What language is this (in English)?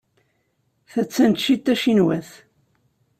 Kabyle